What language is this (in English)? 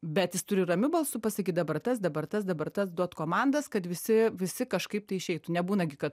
Lithuanian